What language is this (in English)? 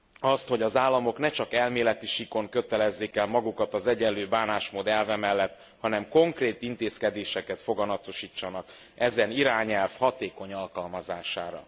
Hungarian